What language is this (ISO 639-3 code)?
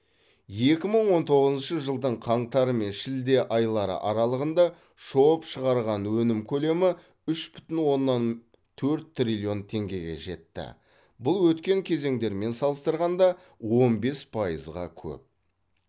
kaz